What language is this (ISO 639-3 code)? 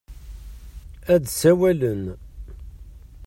kab